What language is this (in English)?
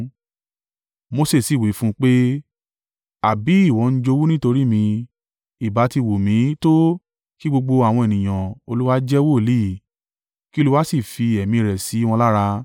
Yoruba